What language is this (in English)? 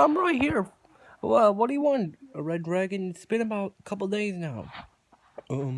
English